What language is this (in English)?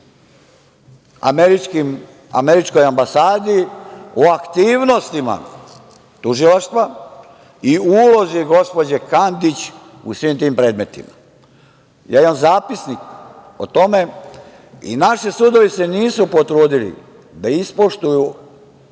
Serbian